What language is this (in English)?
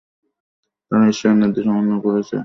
Bangla